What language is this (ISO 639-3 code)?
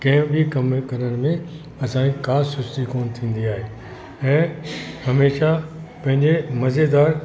snd